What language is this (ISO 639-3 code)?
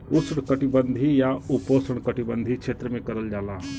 bho